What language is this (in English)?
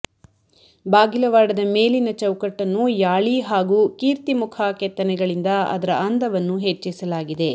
Kannada